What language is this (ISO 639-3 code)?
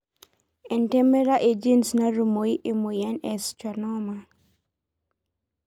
mas